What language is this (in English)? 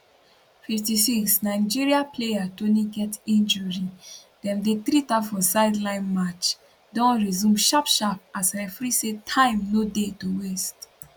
Nigerian Pidgin